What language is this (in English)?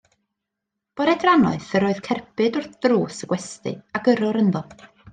Welsh